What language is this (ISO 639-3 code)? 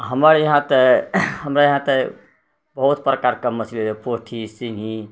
mai